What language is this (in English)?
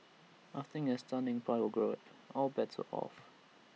English